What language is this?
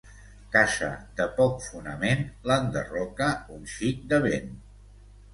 Catalan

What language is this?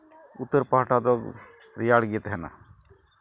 Santali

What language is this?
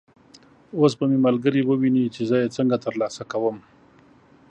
Pashto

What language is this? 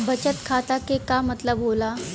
Bhojpuri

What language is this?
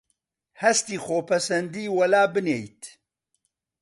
Central Kurdish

